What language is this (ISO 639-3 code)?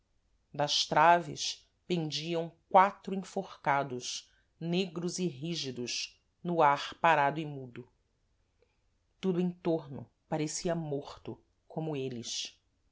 por